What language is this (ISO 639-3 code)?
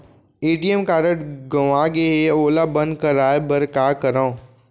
hne